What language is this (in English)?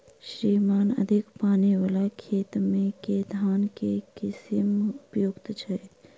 Maithili